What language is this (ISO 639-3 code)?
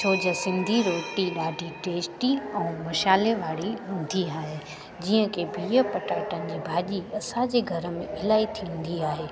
snd